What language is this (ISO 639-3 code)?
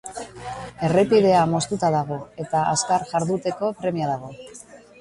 eus